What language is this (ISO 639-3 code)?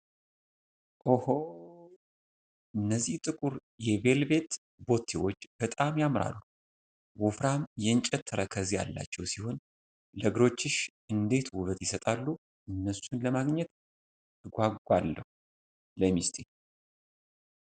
amh